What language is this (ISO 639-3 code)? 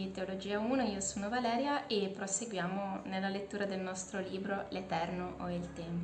ita